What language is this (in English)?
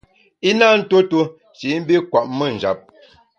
Bamun